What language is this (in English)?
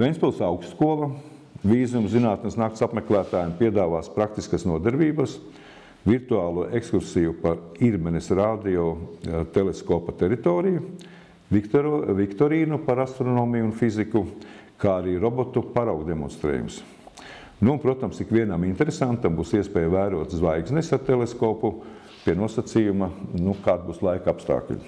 Latvian